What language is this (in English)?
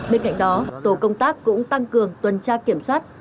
Vietnamese